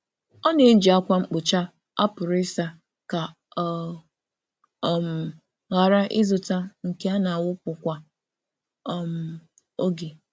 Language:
Igbo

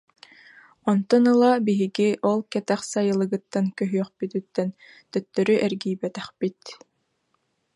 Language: Yakut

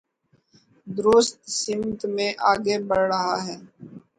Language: Urdu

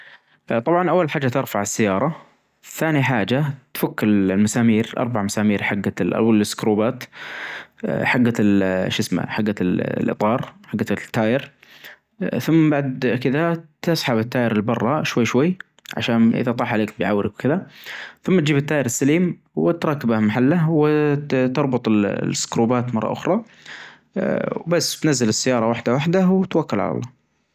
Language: Najdi Arabic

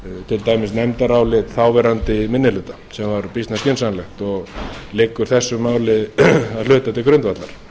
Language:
Icelandic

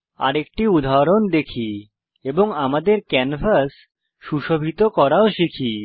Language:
Bangla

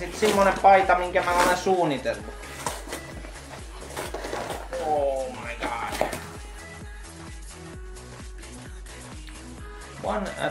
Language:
Finnish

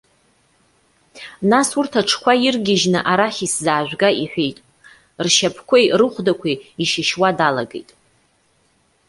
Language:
Abkhazian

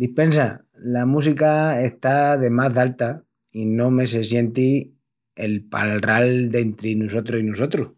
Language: Extremaduran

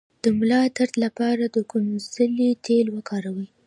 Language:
Pashto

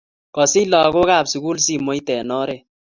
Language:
Kalenjin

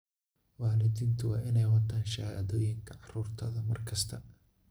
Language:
Somali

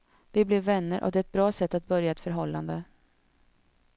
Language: Swedish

